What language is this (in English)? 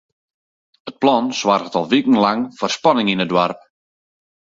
Western Frisian